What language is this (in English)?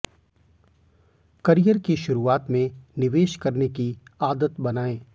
Hindi